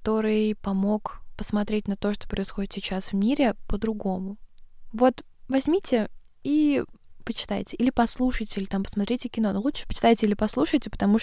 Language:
Russian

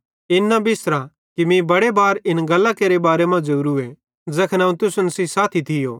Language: Bhadrawahi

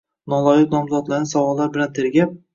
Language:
Uzbek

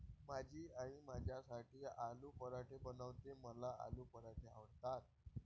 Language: Marathi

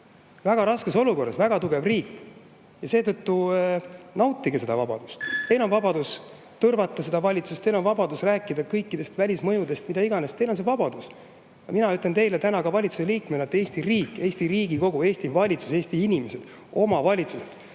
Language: Estonian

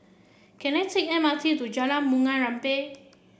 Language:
English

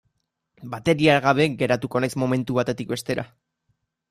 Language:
Basque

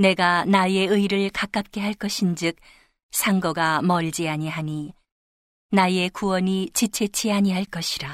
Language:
Korean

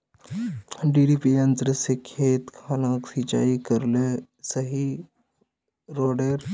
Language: Magahi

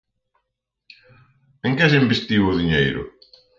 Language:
Galician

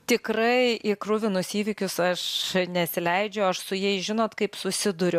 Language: Lithuanian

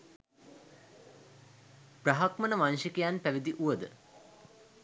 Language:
Sinhala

